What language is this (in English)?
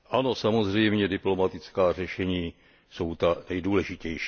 Czech